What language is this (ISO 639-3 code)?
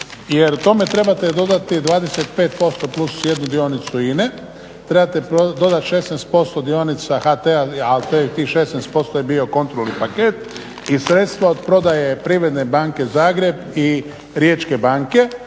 hrv